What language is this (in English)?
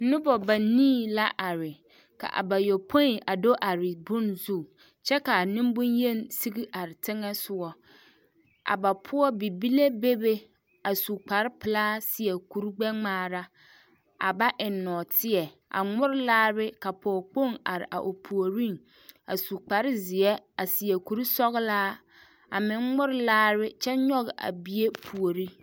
Southern Dagaare